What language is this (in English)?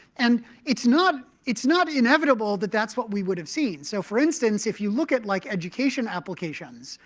English